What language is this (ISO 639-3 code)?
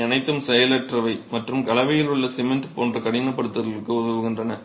tam